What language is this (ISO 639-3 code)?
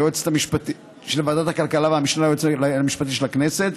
heb